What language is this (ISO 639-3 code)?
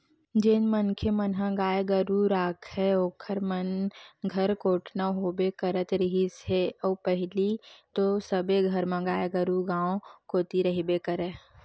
hne